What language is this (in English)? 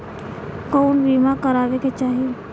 Bhojpuri